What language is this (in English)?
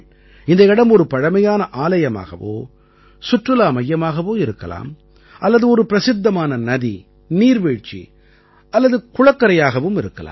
Tamil